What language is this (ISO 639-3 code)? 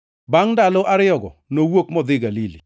luo